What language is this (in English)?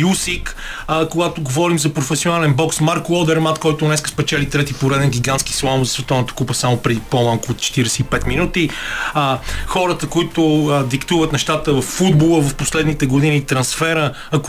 Bulgarian